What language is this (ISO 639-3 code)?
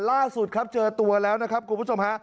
tha